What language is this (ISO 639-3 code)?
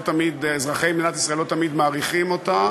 heb